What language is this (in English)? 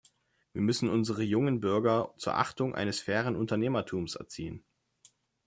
German